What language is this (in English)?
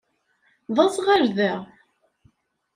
Kabyle